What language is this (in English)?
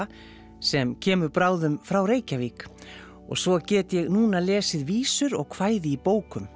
Icelandic